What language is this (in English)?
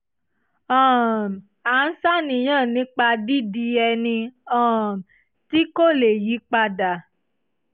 Yoruba